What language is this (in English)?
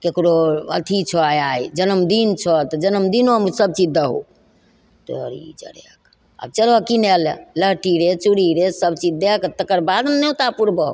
Maithili